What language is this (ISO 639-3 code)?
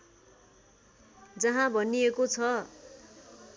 nep